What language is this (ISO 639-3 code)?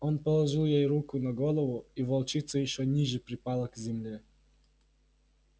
rus